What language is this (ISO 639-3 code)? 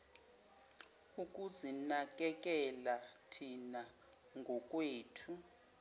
zul